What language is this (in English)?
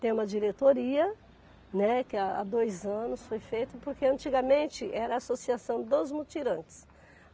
Portuguese